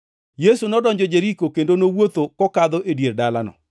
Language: Luo (Kenya and Tanzania)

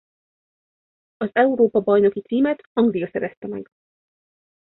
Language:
Hungarian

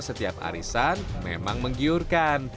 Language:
Indonesian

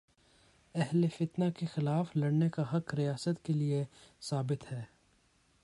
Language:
Urdu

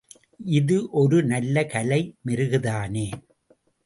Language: Tamil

